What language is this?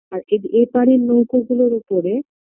Bangla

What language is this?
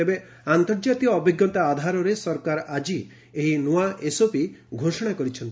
Odia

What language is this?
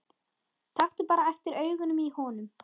Icelandic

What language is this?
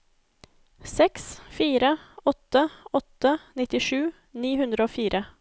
Norwegian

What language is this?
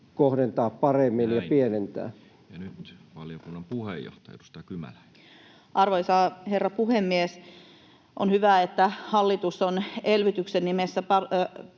Finnish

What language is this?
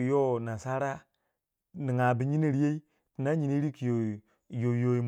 Waja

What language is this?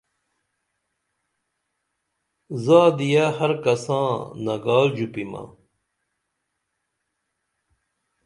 Dameli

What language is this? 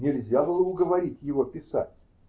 Russian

